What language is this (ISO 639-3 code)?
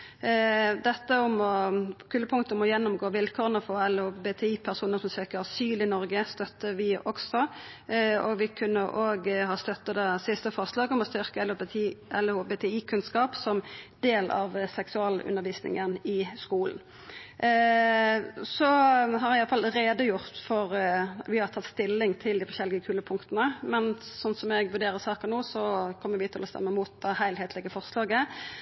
nno